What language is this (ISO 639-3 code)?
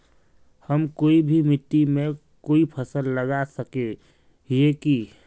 mag